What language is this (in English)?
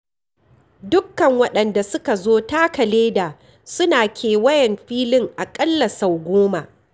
Hausa